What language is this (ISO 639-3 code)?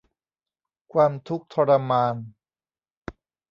tha